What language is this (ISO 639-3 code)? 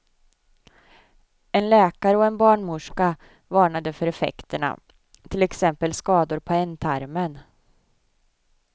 swe